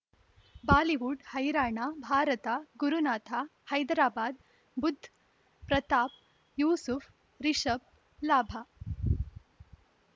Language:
Kannada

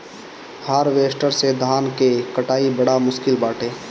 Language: Bhojpuri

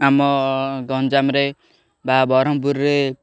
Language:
Odia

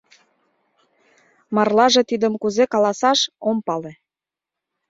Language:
Mari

